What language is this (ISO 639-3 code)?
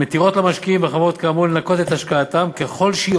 heb